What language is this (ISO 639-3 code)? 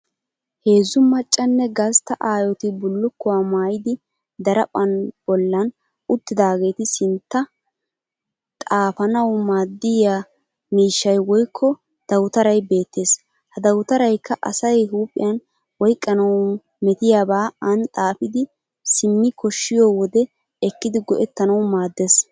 wal